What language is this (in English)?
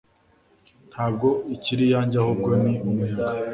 Kinyarwanda